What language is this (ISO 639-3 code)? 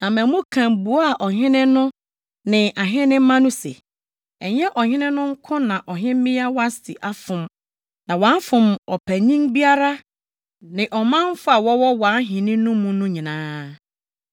aka